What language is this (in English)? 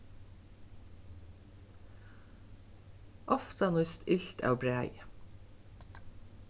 Faroese